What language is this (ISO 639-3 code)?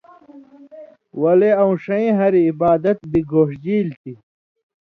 mvy